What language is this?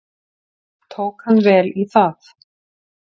Icelandic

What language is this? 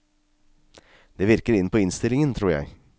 Norwegian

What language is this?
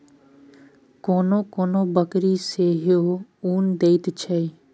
Maithili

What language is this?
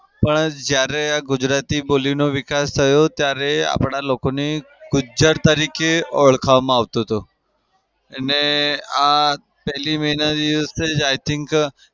Gujarati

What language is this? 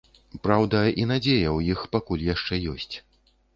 Belarusian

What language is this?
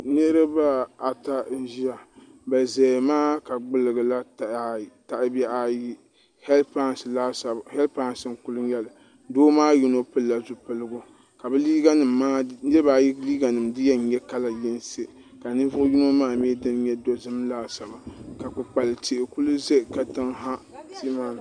Dagbani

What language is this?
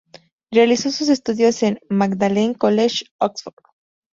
Spanish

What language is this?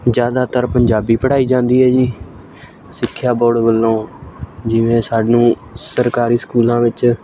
Punjabi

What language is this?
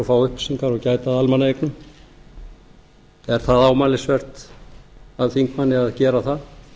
Icelandic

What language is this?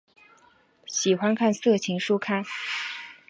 Chinese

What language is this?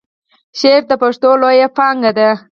Pashto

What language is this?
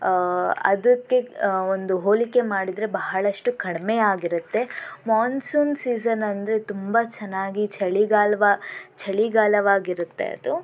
Kannada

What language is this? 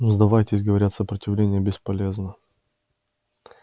Russian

